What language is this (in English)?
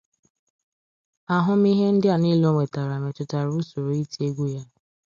Igbo